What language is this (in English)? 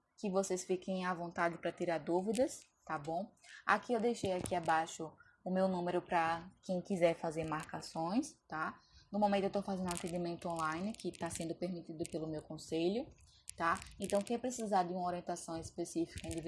Portuguese